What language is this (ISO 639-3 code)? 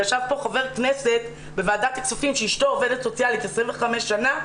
heb